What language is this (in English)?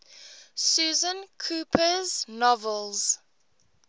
English